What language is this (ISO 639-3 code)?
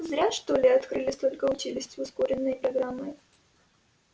rus